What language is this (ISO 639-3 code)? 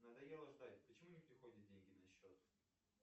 rus